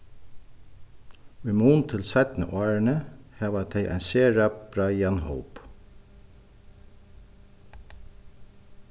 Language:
Faroese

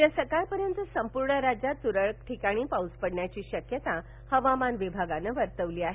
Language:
Marathi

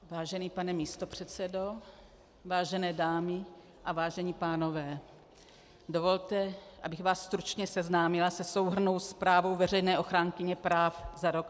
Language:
Czech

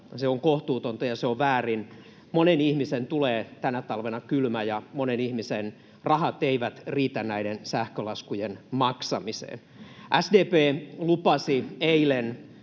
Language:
Finnish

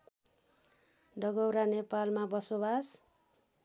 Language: Nepali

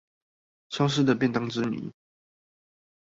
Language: Chinese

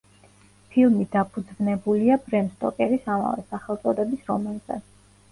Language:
Georgian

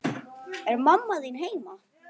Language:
Icelandic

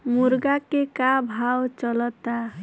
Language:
Bhojpuri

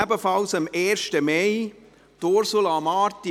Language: Swiss German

